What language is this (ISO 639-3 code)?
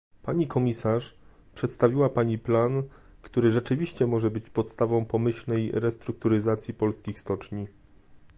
pol